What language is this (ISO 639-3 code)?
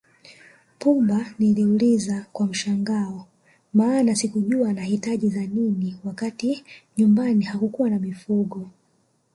swa